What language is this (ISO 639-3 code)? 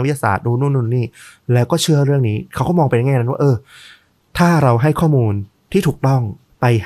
tha